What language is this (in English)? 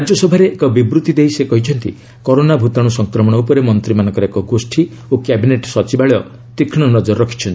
Odia